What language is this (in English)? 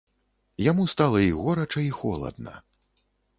Belarusian